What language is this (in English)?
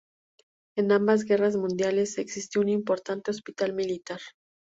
Spanish